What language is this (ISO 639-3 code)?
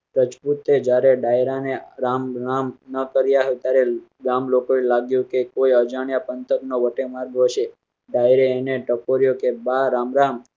guj